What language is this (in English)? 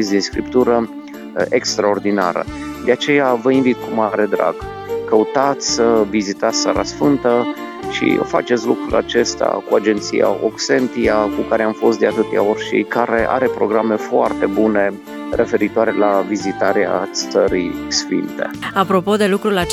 Romanian